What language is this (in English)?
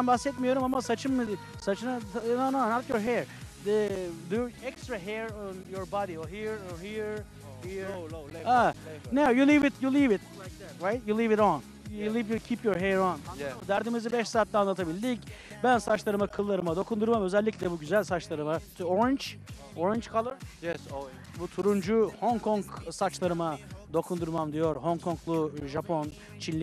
Turkish